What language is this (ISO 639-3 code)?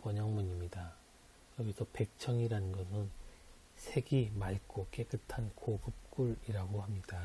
kor